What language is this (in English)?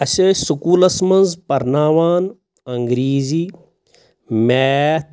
Kashmiri